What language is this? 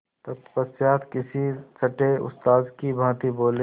Hindi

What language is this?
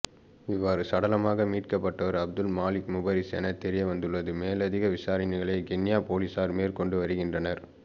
Tamil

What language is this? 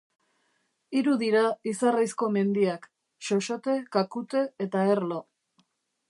Basque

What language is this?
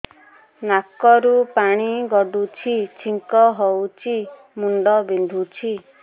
Odia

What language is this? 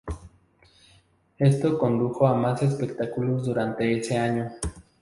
Spanish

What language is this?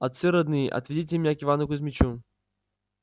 Russian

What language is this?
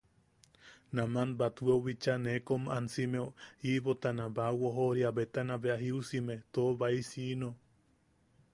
Yaqui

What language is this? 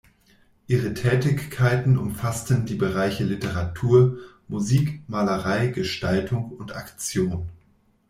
German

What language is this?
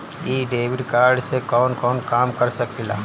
Bhojpuri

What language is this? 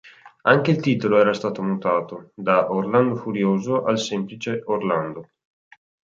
Italian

